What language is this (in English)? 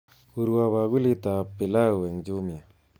Kalenjin